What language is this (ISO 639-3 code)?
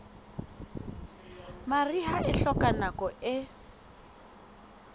sot